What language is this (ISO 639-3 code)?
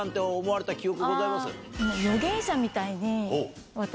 jpn